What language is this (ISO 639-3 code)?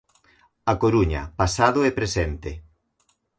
glg